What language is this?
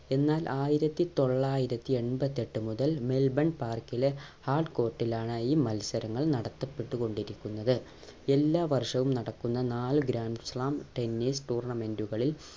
Malayalam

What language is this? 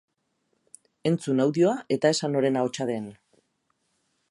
Basque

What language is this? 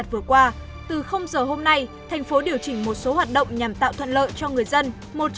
Vietnamese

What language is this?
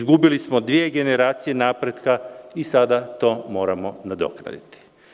Serbian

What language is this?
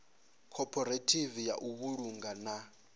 Venda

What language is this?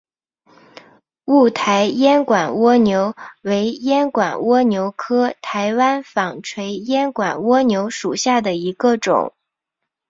Chinese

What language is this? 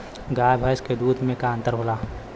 Bhojpuri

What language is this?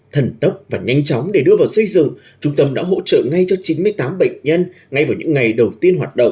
Vietnamese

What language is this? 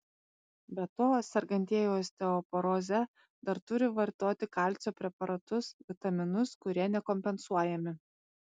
Lithuanian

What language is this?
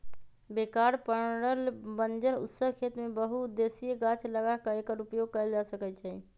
Magahi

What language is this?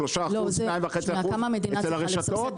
Hebrew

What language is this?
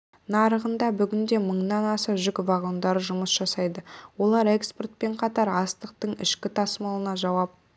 Kazakh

